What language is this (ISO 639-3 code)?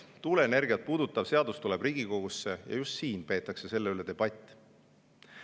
est